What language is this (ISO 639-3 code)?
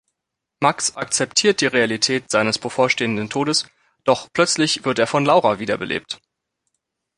deu